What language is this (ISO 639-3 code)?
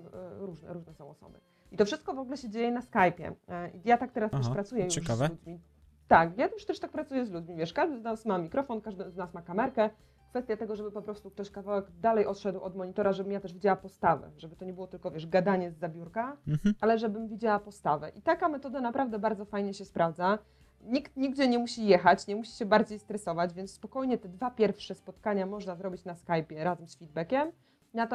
pol